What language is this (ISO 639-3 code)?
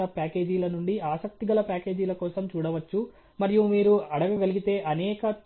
tel